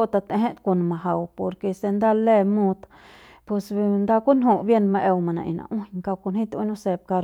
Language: Central Pame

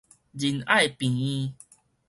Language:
Min Nan Chinese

